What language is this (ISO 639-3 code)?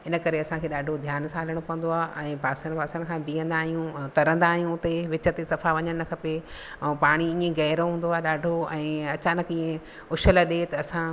snd